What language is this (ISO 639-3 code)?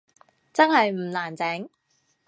yue